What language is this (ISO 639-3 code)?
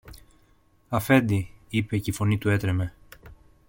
ell